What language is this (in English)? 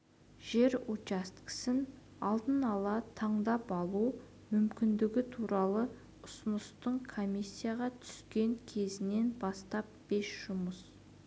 Kazakh